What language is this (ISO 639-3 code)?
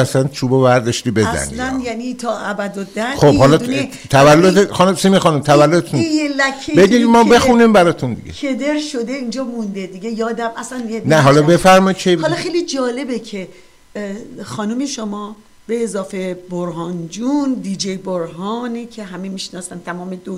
fas